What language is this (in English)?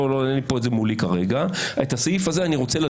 Hebrew